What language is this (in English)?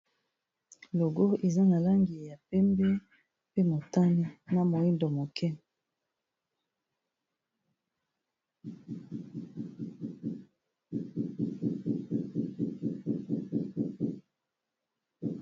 Lingala